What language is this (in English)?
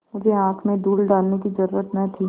Hindi